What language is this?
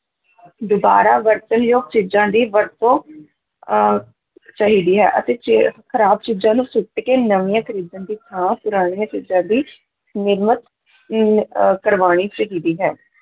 Punjabi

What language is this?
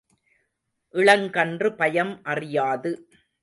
Tamil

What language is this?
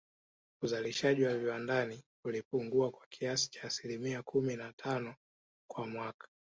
Swahili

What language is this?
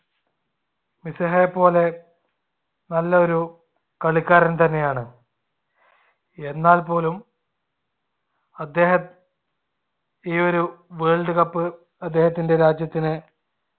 Malayalam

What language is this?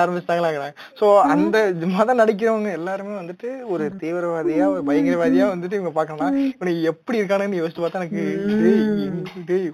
Tamil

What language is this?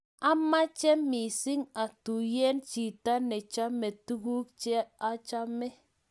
Kalenjin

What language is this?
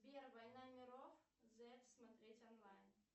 Russian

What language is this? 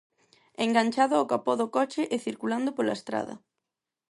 Galician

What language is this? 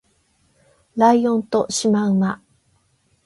Japanese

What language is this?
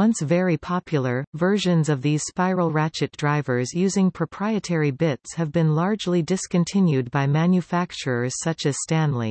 English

